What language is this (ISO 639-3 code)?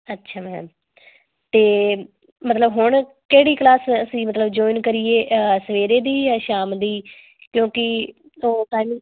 pan